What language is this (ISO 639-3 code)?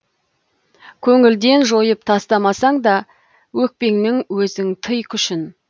kaz